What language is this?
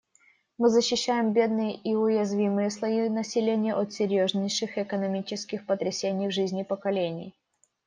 Russian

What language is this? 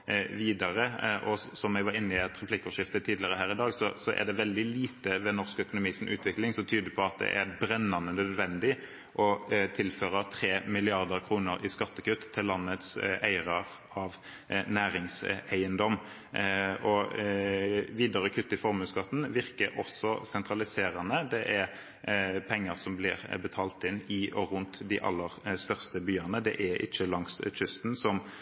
Norwegian Bokmål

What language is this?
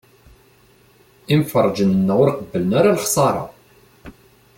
Kabyle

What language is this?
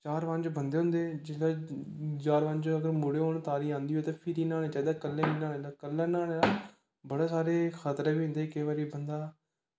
Dogri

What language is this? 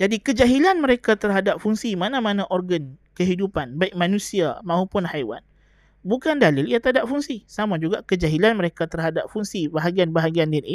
Malay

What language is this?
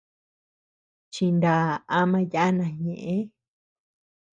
Tepeuxila Cuicatec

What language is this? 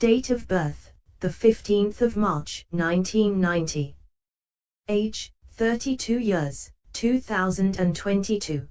English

